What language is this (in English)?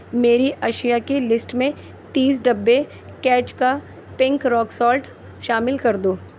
Urdu